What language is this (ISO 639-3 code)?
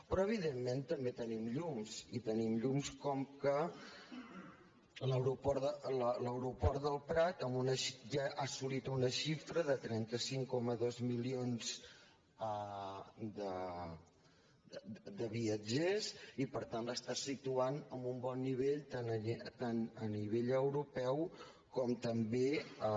cat